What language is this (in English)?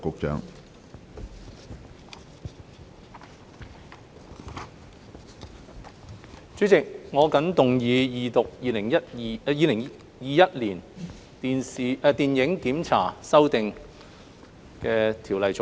Cantonese